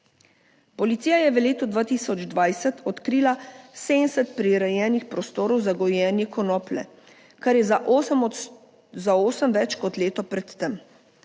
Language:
Slovenian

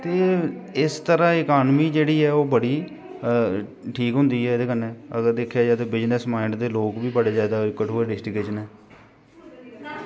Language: Dogri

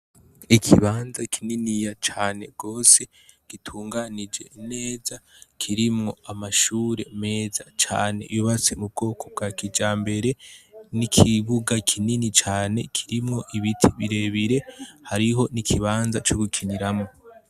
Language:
Rundi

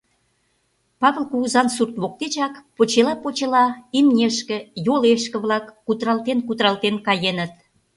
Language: Mari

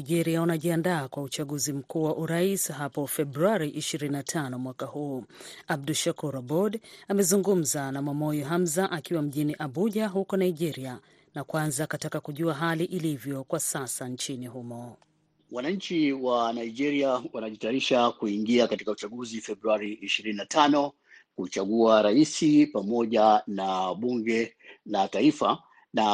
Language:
Swahili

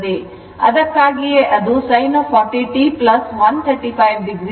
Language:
Kannada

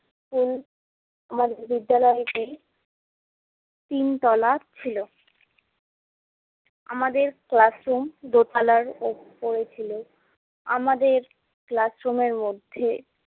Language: Bangla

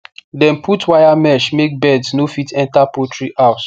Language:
Nigerian Pidgin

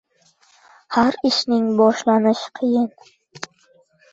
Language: Uzbek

